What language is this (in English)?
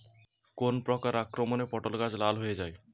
Bangla